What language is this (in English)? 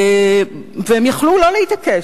Hebrew